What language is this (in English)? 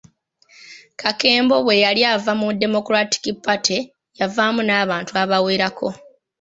Ganda